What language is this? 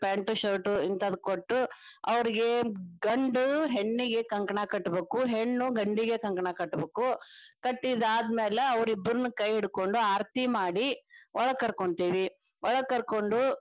Kannada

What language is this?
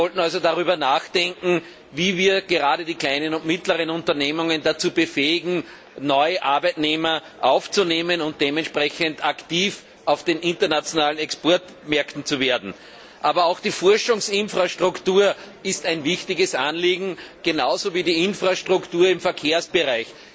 German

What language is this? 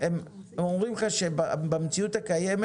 Hebrew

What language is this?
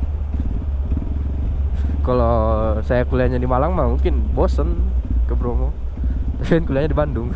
Indonesian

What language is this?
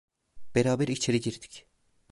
Turkish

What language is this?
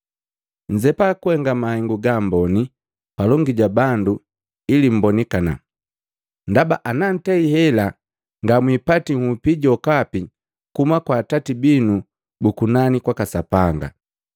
Matengo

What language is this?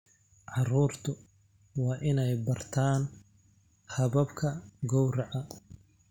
Somali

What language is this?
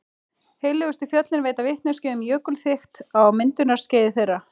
Icelandic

